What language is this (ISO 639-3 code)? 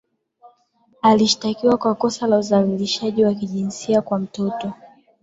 swa